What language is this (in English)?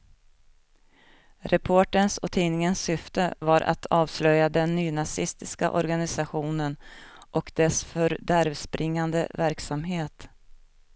Swedish